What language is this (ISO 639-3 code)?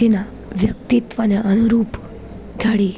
guj